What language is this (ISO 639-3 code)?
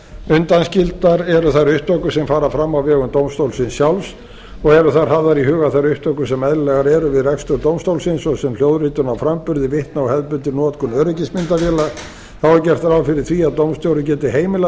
isl